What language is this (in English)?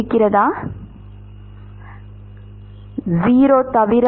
Tamil